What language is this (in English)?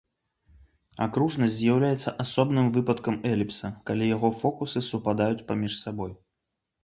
Belarusian